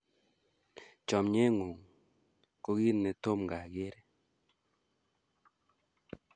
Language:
Kalenjin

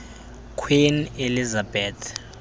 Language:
Xhosa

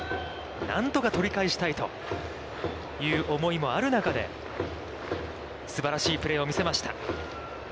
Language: Japanese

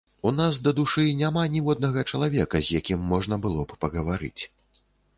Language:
Belarusian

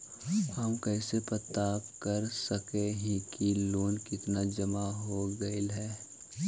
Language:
Magahi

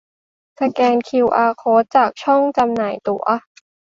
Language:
Thai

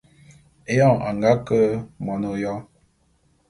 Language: Bulu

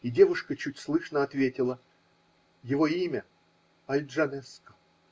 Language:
Russian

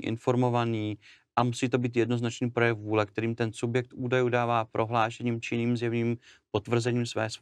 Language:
Czech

